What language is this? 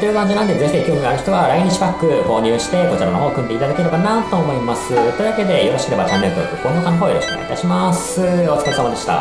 Japanese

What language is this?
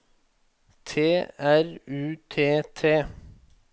Norwegian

